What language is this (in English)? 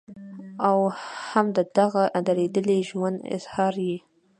Pashto